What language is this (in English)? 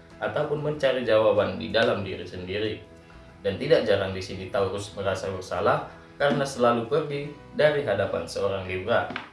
Indonesian